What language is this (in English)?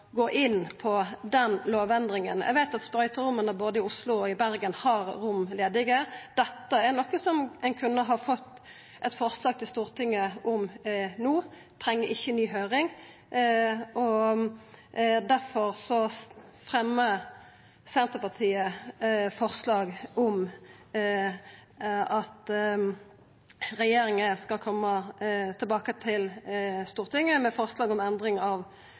Norwegian Nynorsk